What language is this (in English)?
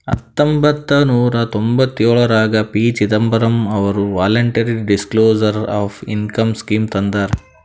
Kannada